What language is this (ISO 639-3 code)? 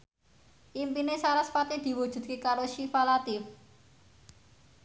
jav